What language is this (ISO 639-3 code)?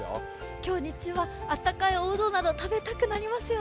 jpn